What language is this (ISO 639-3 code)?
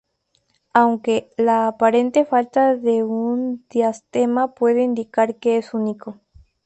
spa